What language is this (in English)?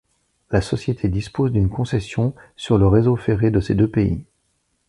French